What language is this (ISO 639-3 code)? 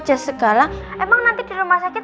ind